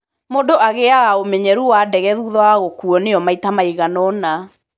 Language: Kikuyu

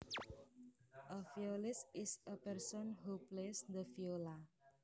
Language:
Javanese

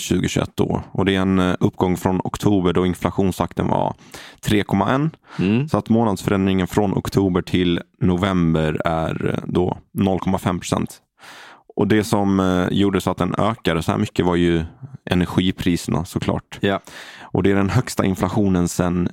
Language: Swedish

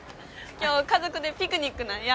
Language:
Japanese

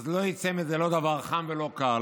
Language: Hebrew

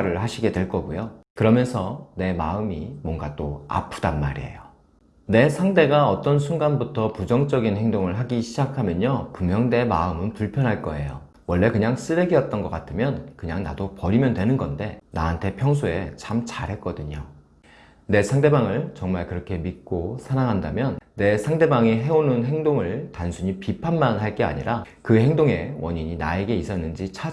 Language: Korean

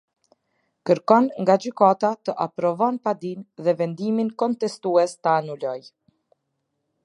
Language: Albanian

